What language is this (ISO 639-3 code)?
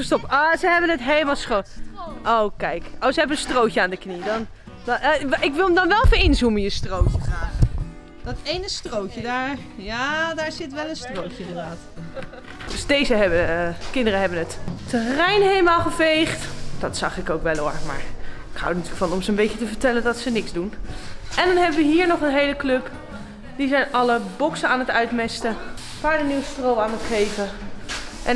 nld